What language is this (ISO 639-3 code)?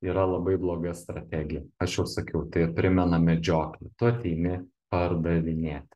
lit